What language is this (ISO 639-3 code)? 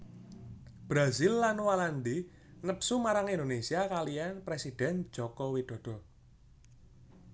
jav